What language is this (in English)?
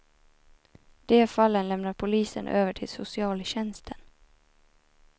Swedish